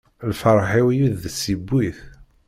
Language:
Kabyle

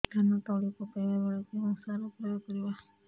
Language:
Odia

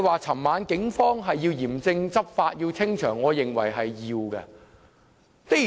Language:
Cantonese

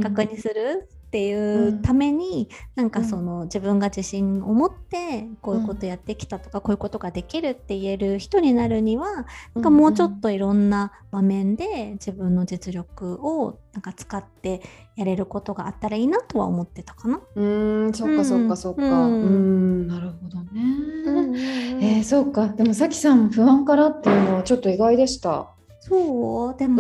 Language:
Japanese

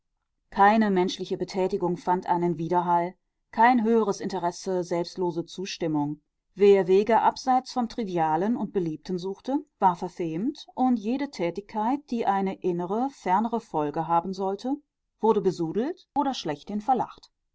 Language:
German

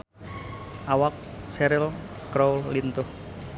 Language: Sundanese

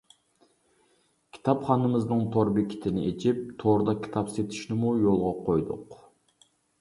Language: Uyghur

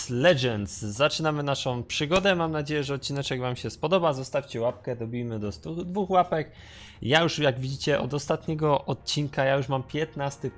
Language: Polish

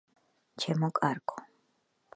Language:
Georgian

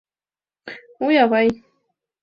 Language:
Mari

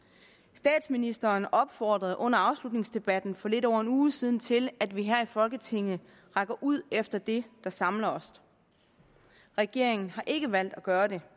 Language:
Danish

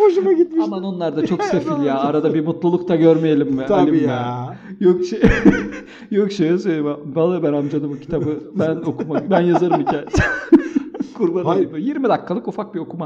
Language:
Turkish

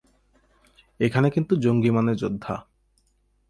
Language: Bangla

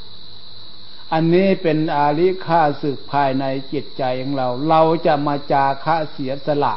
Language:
Thai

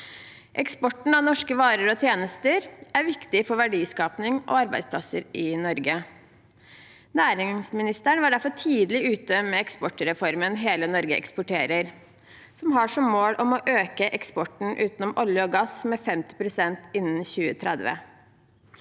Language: Norwegian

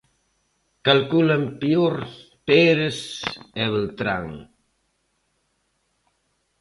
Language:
Galician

